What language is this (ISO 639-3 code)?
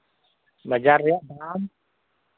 sat